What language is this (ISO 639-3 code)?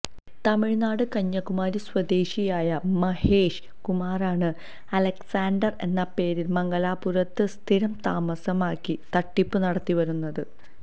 mal